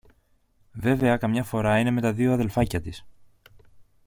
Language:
Greek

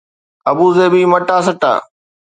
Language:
Sindhi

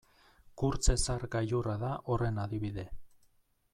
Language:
Basque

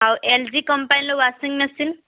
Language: Odia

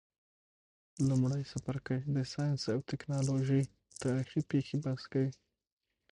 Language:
Pashto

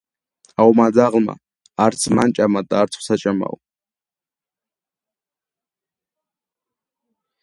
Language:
Georgian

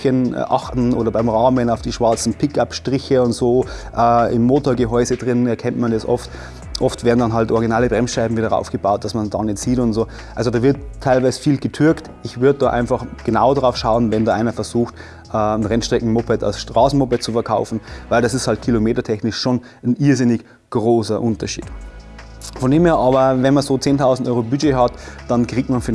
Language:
German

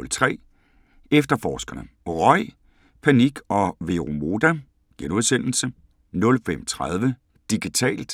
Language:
Danish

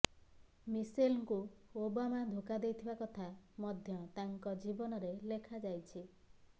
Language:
Odia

